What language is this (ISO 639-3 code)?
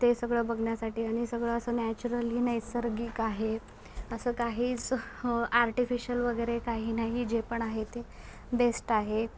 mar